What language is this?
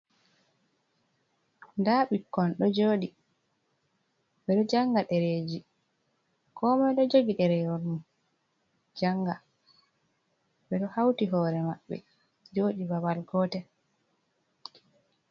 Fula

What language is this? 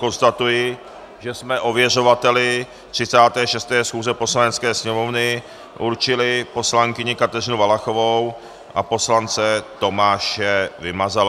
Czech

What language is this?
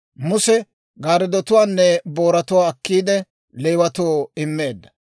Dawro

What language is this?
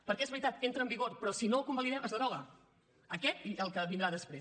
Catalan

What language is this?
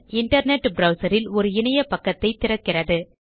Tamil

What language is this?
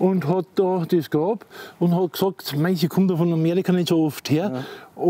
German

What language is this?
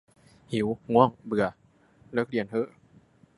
Thai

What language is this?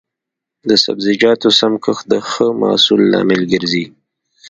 Pashto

